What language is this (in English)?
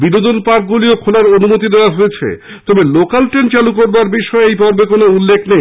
Bangla